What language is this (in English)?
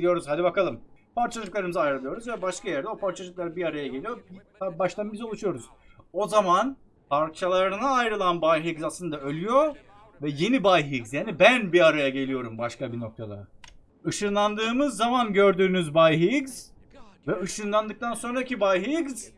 Turkish